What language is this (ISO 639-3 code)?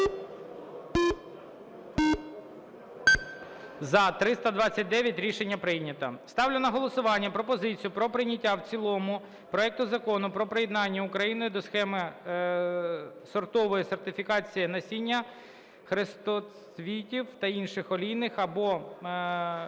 ukr